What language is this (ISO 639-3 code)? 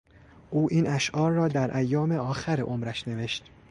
fas